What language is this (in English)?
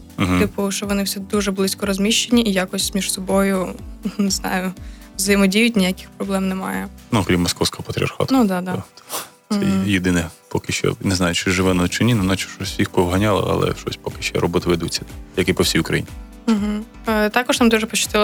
Ukrainian